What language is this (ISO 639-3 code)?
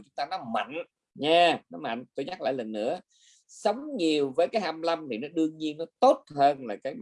vie